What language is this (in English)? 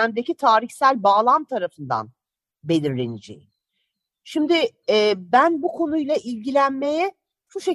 Turkish